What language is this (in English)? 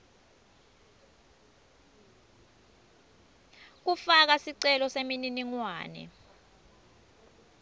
Swati